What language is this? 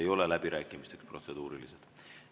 Estonian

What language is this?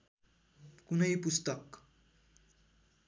Nepali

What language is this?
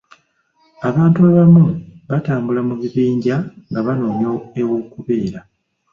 Ganda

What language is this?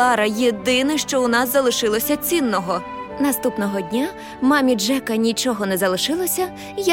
Ukrainian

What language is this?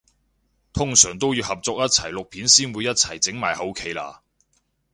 Cantonese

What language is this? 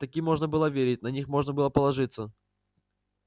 Russian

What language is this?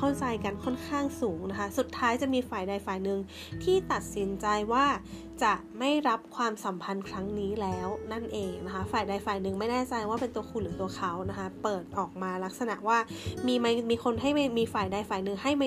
Thai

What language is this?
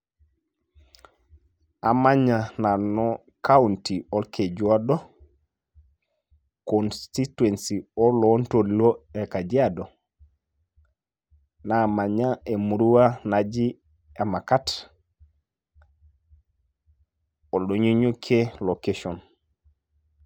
Masai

